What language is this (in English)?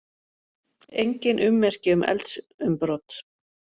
Icelandic